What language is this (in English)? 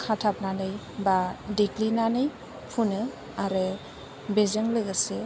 Bodo